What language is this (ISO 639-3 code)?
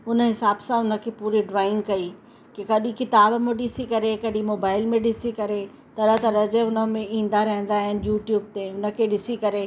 snd